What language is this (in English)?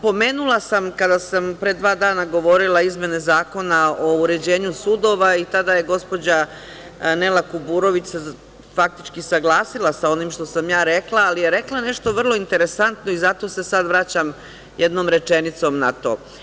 Serbian